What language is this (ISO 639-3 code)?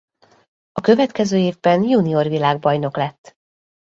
hun